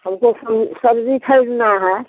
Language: Hindi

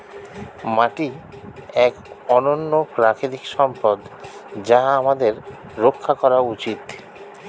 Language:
Bangla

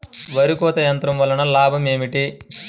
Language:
Telugu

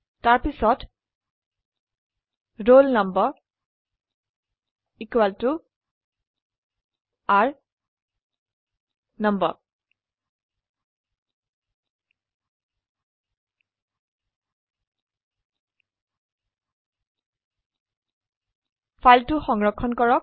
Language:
Assamese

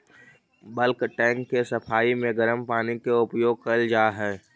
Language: Magahi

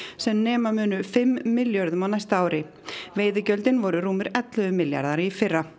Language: Icelandic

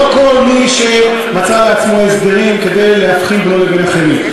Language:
Hebrew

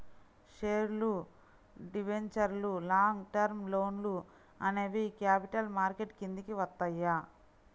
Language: Telugu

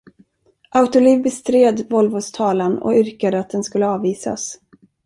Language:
Swedish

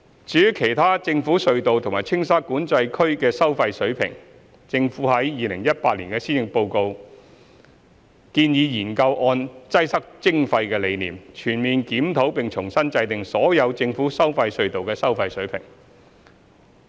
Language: Cantonese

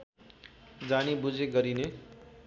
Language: Nepali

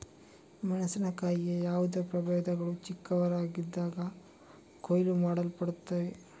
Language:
Kannada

